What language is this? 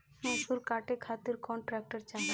Bhojpuri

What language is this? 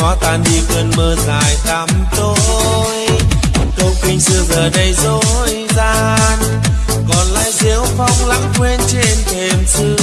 Vietnamese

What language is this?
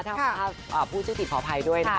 Thai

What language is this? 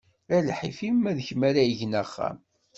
Kabyle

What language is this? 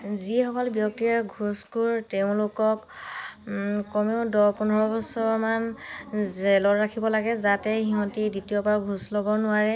Assamese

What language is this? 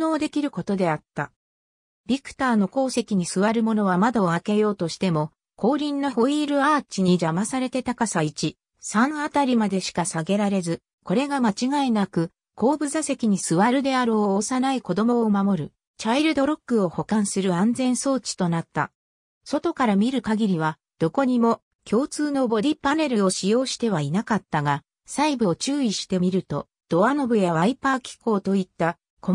Japanese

